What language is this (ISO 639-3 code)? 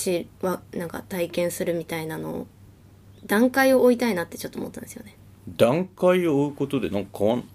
jpn